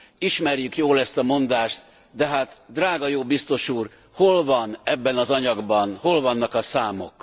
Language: Hungarian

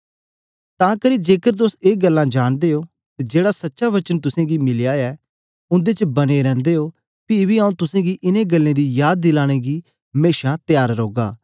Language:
Dogri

